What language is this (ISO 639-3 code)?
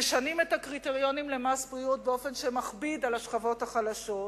heb